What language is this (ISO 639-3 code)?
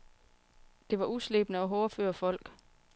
dan